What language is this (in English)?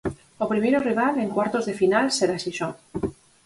Galician